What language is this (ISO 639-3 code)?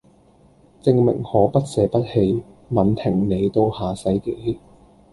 yue